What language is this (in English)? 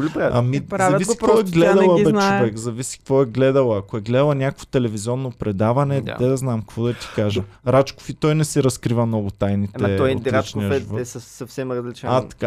Bulgarian